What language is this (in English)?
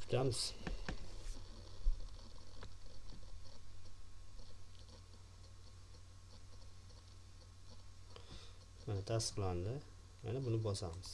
Turkish